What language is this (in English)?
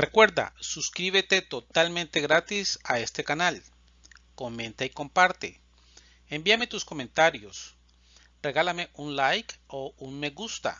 Spanish